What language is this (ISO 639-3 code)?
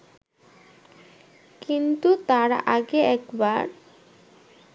ben